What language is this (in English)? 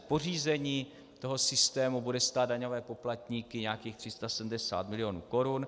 Czech